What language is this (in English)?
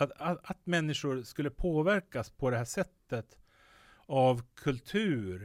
Swedish